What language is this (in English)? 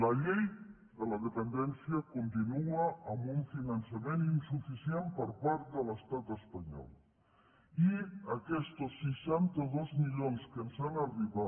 Catalan